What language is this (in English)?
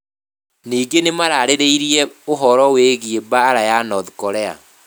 Kikuyu